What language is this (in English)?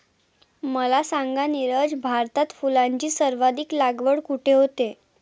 Marathi